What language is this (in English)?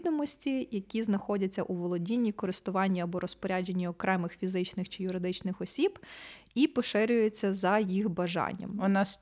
Ukrainian